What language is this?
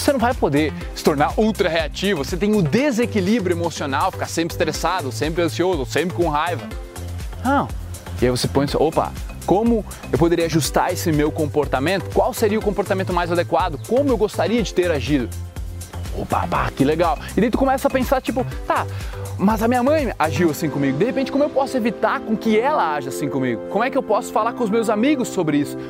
Portuguese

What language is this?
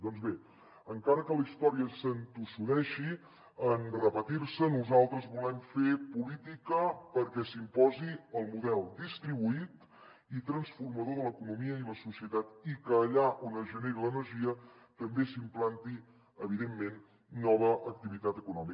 Catalan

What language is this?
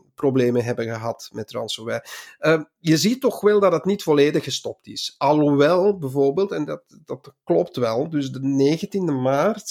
Dutch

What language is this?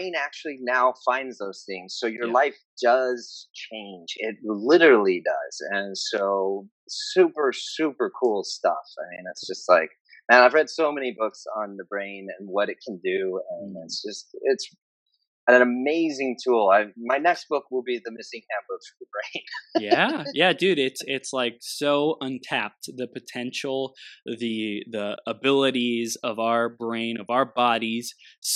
English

